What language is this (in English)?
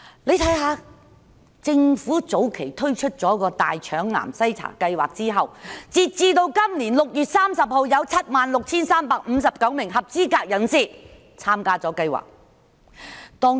Cantonese